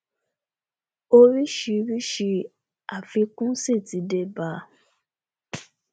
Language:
Yoruba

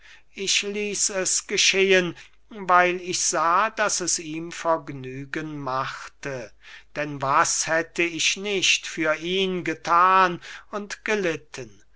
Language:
German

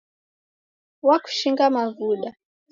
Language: Taita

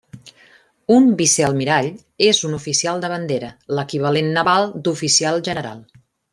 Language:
Catalan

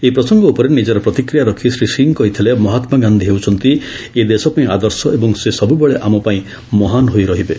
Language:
Odia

